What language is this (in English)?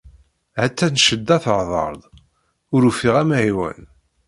Kabyle